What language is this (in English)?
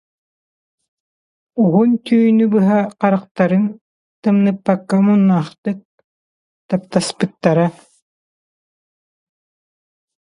Yakut